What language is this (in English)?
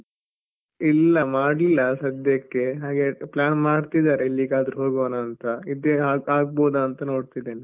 Kannada